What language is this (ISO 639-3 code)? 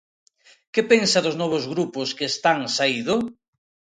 glg